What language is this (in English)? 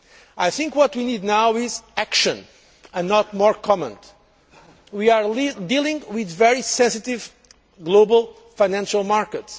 English